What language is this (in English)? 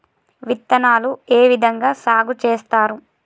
Telugu